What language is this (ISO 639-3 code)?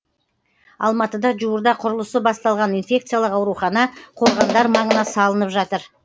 kaz